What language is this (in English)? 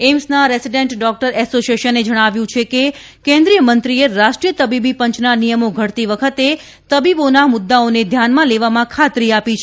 Gujarati